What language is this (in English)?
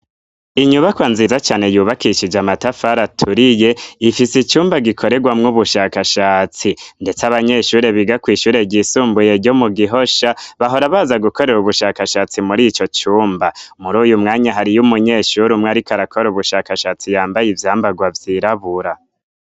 Rundi